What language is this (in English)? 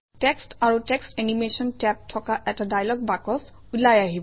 Assamese